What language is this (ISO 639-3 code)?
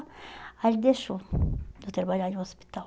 por